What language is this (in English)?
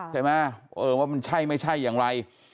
Thai